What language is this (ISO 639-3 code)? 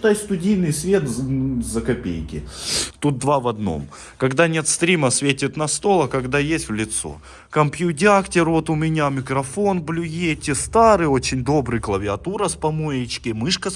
rus